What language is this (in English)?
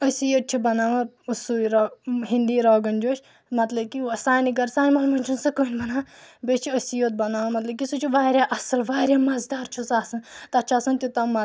Kashmiri